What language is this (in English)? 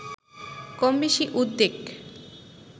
Bangla